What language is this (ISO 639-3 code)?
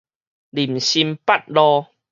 nan